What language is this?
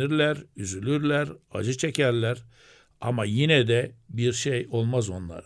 Turkish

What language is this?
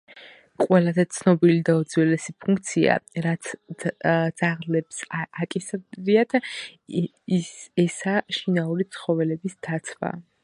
Georgian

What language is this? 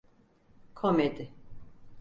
Turkish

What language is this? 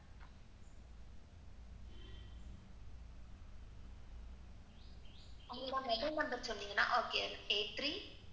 Tamil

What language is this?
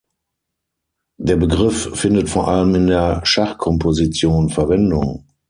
German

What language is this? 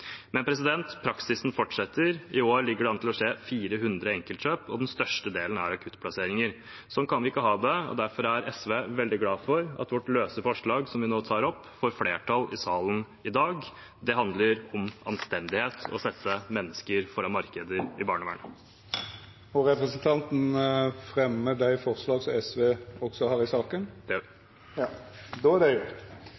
Norwegian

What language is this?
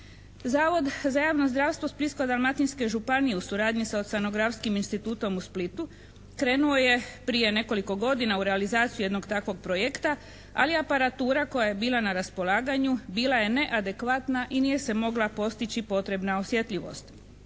Croatian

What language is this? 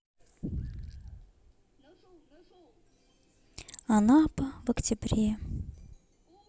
Russian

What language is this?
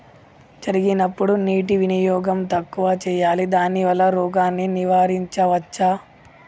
Telugu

